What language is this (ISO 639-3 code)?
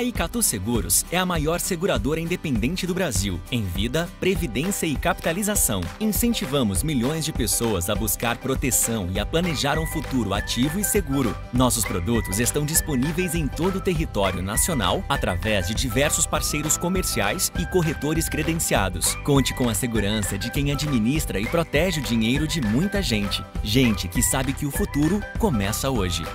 por